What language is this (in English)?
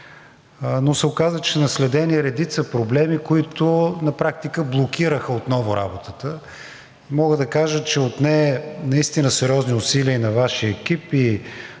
Bulgarian